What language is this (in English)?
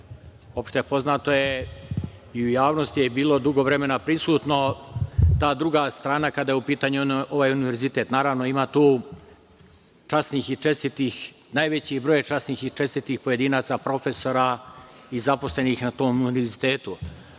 Serbian